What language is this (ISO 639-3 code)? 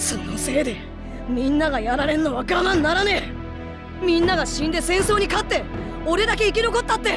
jpn